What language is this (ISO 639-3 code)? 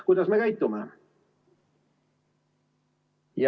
est